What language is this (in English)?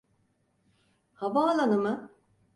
Turkish